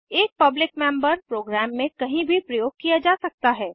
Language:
Hindi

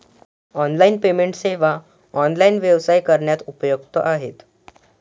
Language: Marathi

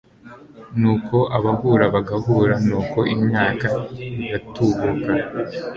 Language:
Kinyarwanda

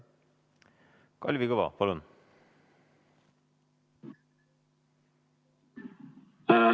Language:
Estonian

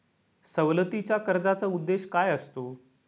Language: Marathi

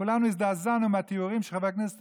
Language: Hebrew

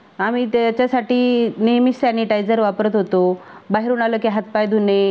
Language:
Marathi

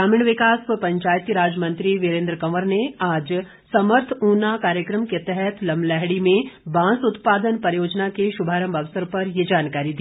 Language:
Hindi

